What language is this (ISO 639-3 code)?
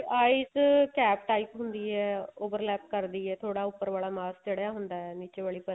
pan